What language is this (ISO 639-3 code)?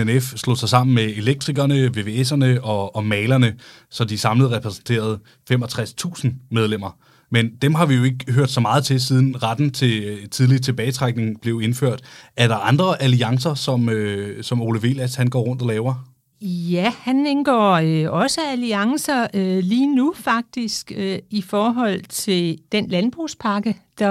dan